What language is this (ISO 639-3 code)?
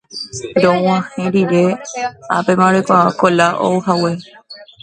grn